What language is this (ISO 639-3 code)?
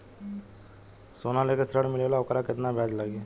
bho